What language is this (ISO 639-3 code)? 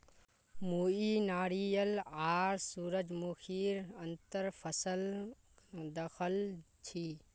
mag